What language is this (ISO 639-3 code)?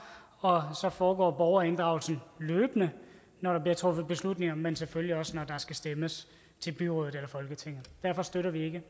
dan